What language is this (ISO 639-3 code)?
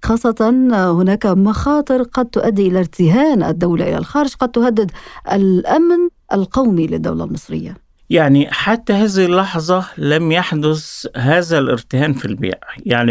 ara